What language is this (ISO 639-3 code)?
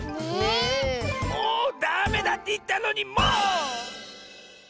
jpn